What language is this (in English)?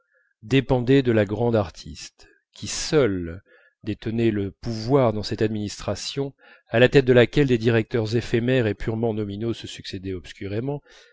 French